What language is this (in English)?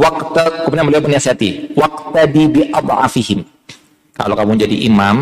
Indonesian